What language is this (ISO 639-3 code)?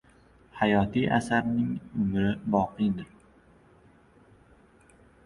uzb